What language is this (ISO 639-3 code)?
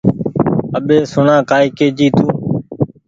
gig